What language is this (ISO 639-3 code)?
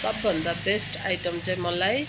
nep